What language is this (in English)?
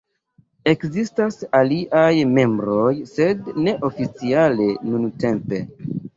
Esperanto